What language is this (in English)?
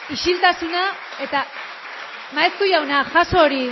Basque